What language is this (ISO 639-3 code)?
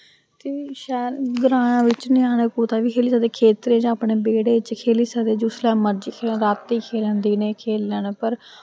doi